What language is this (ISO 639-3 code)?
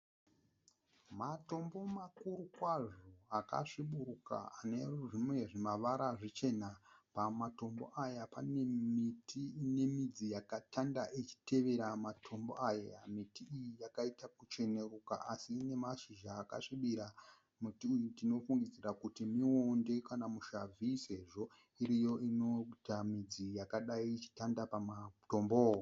sna